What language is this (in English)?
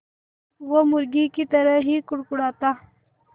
Hindi